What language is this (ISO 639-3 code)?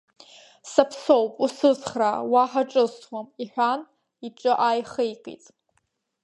abk